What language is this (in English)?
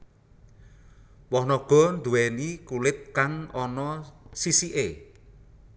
Javanese